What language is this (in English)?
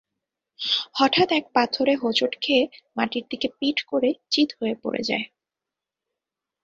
Bangla